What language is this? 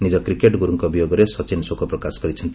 Odia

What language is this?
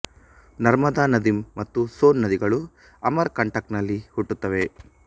Kannada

